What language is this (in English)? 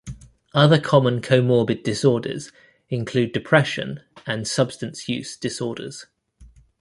English